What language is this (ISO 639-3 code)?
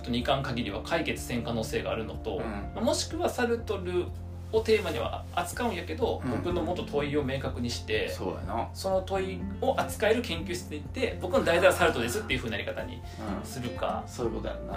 jpn